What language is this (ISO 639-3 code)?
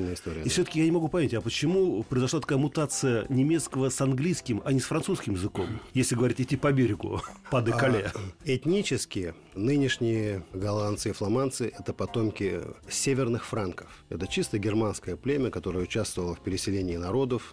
rus